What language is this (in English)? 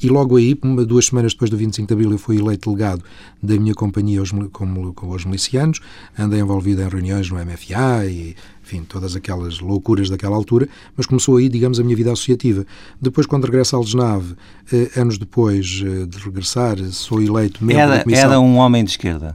Portuguese